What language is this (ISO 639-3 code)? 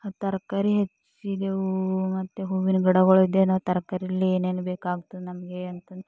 kan